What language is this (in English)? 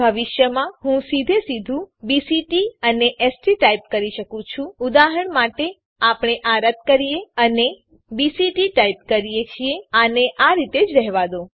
Gujarati